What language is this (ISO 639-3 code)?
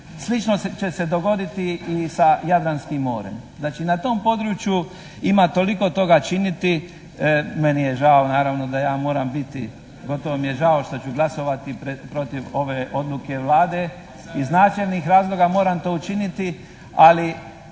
hrv